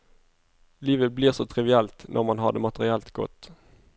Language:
Norwegian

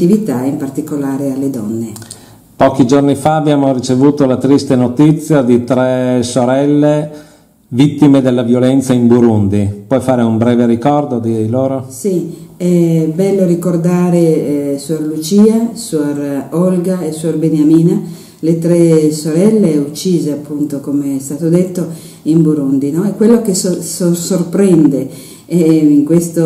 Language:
Italian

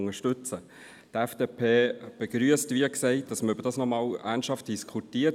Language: Swiss German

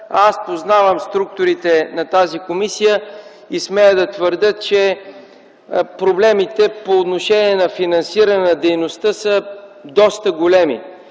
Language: Bulgarian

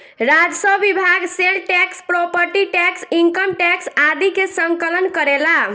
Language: Bhojpuri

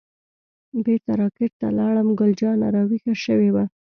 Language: Pashto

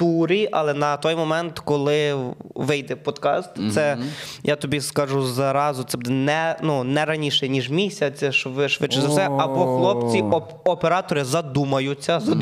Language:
Ukrainian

